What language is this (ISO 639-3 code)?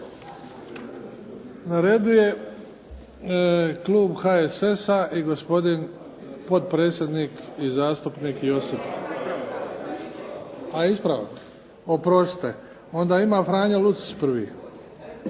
hrv